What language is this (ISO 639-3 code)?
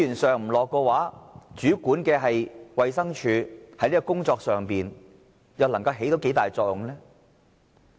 yue